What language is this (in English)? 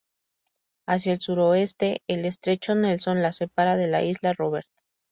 Spanish